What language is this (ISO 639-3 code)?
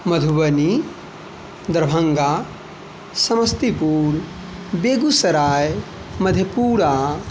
mai